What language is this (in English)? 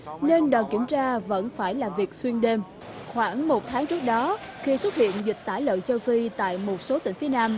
Vietnamese